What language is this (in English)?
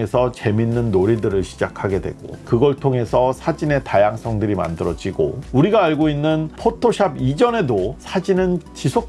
Korean